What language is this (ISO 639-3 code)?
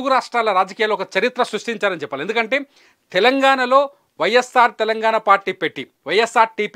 tel